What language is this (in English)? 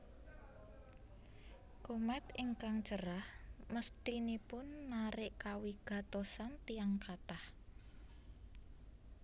Javanese